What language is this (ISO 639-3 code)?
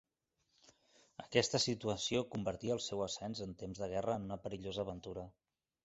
cat